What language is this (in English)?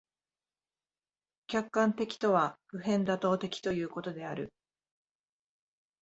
Japanese